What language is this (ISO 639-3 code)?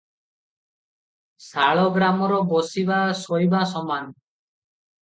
ori